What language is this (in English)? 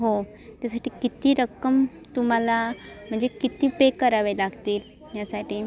Marathi